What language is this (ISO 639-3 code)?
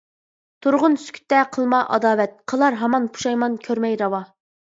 uig